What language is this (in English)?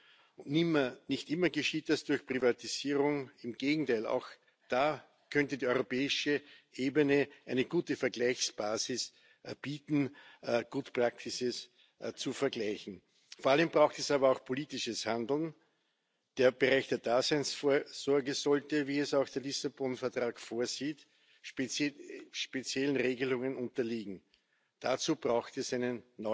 German